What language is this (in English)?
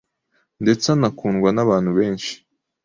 Kinyarwanda